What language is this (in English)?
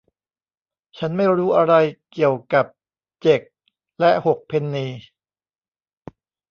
Thai